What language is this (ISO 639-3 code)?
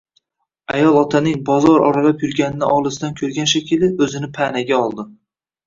uzb